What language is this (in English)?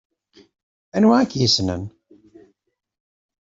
Kabyle